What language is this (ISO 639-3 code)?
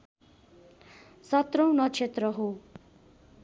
nep